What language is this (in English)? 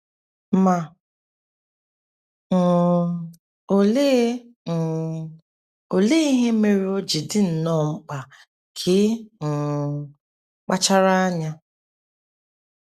Igbo